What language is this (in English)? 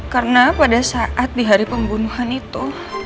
Indonesian